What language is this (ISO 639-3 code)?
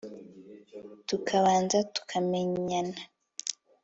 kin